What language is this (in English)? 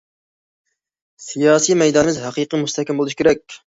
Uyghur